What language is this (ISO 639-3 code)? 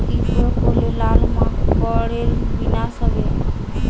ben